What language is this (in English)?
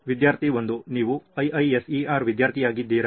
Kannada